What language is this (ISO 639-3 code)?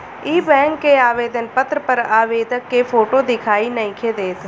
bho